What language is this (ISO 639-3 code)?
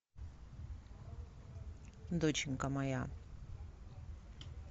rus